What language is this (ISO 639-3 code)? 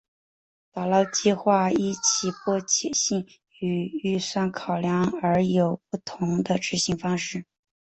zho